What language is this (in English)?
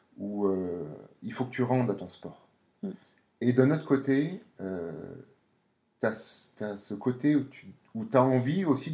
French